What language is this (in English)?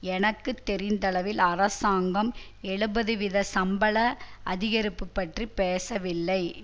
Tamil